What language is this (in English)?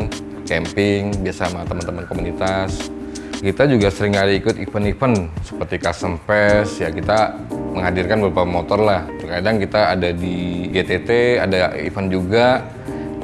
Indonesian